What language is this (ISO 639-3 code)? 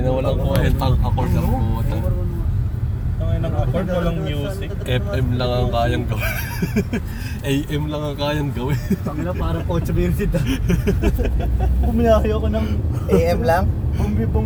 fil